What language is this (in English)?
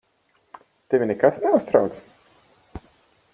Latvian